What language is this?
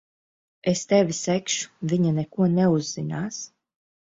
Latvian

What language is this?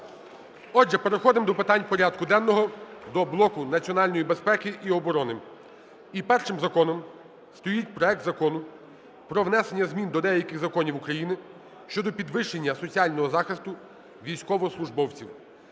Ukrainian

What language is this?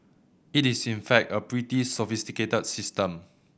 English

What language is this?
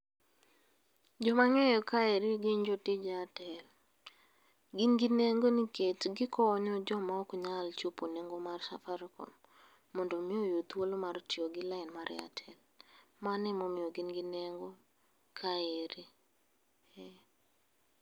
Luo (Kenya and Tanzania)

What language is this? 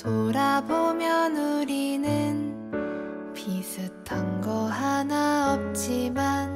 Korean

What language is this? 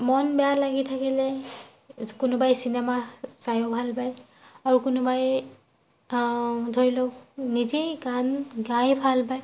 Assamese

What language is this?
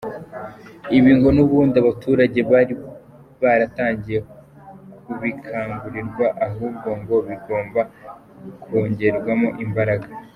Kinyarwanda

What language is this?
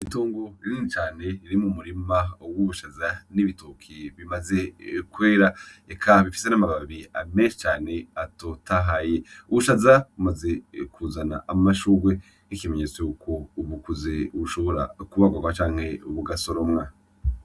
Rundi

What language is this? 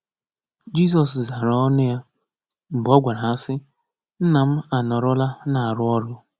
Igbo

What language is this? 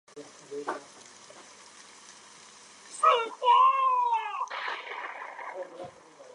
Chinese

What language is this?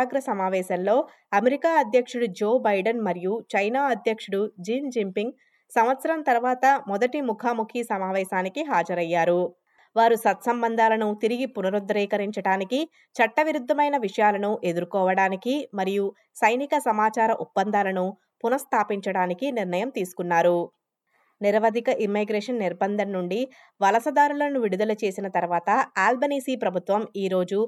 Telugu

